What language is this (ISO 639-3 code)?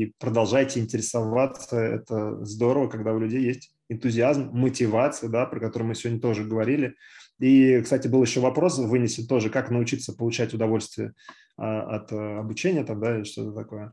rus